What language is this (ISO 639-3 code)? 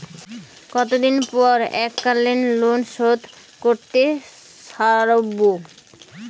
ben